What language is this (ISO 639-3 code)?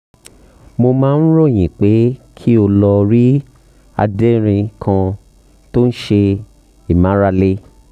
yor